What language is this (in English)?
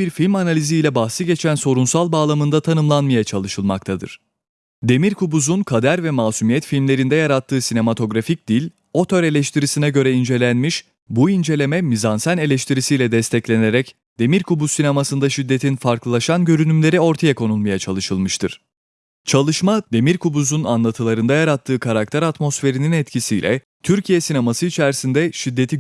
Turkish